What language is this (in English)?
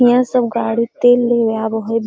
Magahi